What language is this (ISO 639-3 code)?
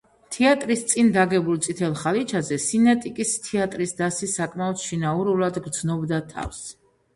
kat